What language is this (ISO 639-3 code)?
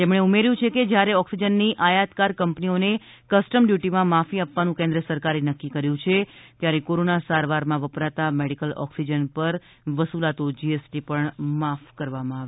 guj